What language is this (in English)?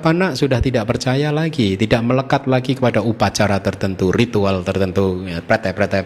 Indonesian